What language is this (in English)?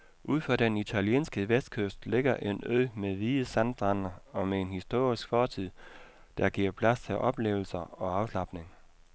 Danish